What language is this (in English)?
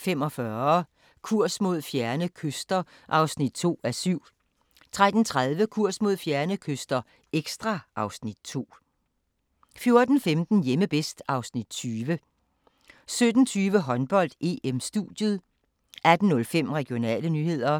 Danish